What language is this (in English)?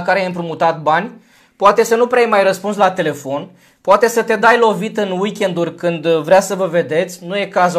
Romanian